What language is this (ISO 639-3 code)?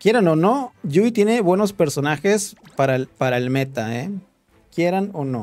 spa